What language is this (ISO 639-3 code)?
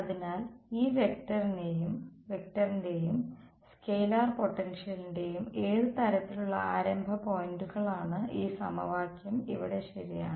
mal